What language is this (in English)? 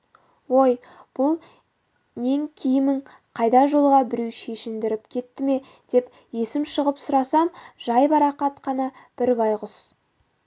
Kazakh